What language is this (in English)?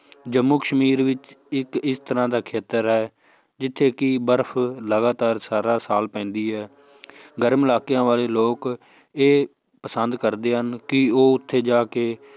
Punjabi